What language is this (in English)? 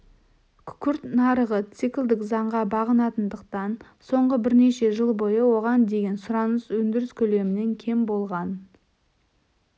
Kazakh